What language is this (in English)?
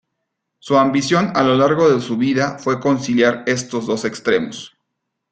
Spanish